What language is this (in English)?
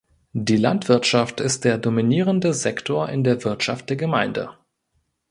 German